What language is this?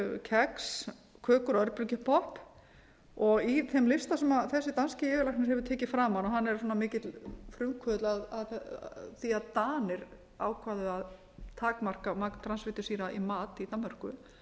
Icelandic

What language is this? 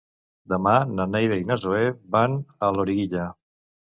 Catalan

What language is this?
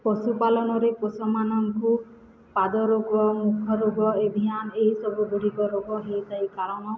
Odia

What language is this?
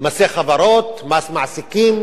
Hebrew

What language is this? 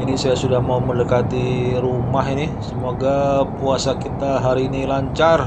Indonesian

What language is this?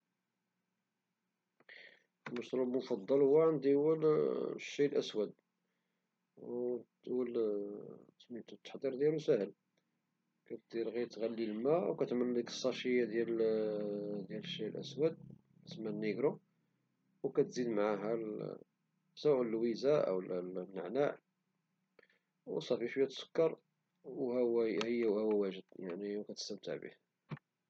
Moroccan Arabic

